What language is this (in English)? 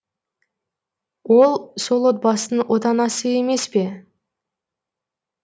Kazakh